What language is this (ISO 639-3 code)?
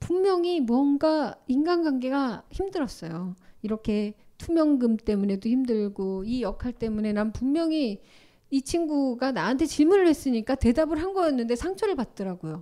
kor